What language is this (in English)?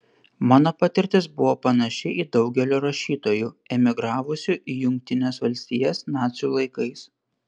Lithuanian